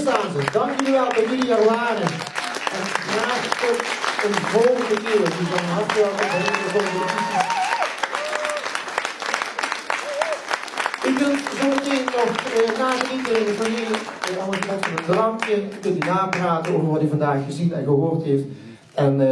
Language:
Dutch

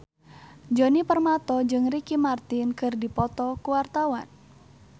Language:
Sundanese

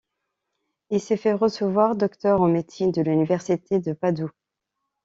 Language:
French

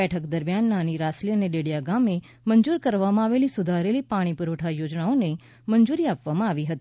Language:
Gujarati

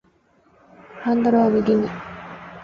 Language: Japanese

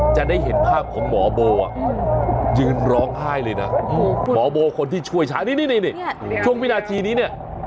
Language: Thai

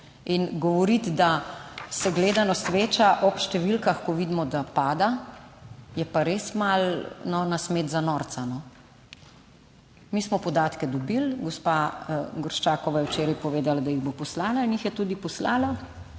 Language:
Slovenian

